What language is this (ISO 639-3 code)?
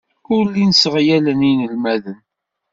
kab